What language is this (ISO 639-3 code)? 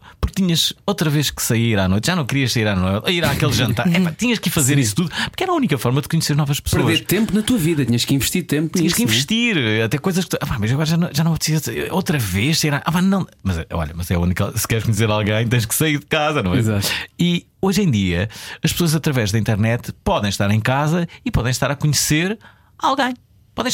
por